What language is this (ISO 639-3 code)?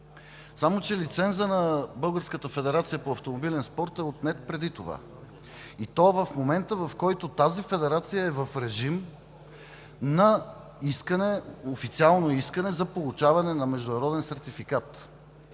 bul